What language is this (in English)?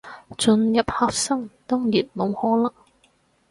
Cantonese